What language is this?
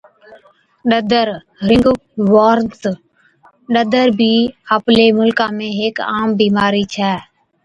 Od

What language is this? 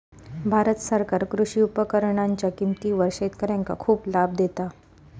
Marathi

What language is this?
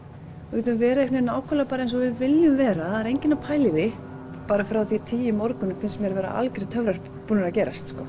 Icelandic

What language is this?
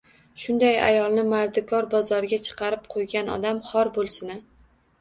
Uzbek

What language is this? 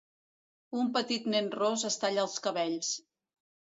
Catalan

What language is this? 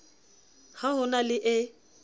Southern Sotho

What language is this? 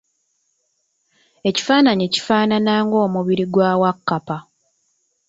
Ganda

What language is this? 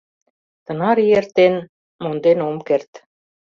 Mari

